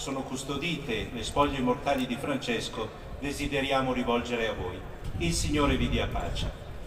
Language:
Italian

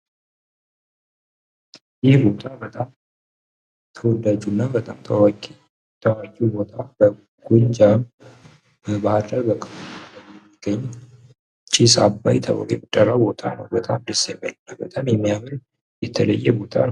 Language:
Amharic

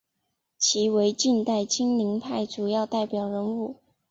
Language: Chinese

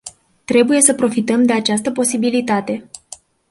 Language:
Romanian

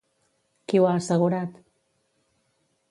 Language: Catalan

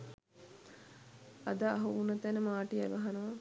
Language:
Sinhala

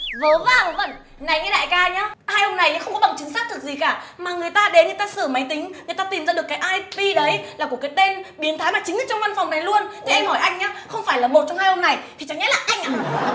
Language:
Vietnamese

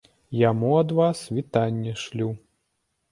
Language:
Belarusian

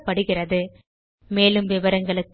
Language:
Tamil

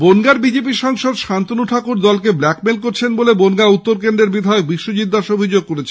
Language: Bangla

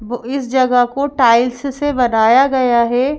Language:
Hindi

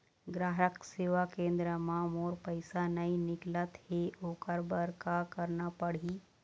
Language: Chhattisgarhi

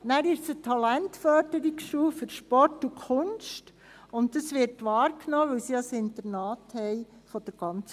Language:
Swiss German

